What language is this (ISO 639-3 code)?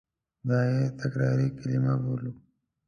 pus